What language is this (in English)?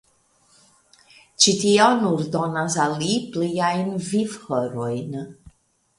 Esperanto